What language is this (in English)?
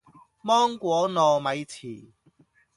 Cantonese